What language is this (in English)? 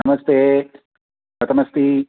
Sanskrit